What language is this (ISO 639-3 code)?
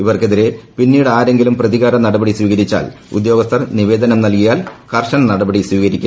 mal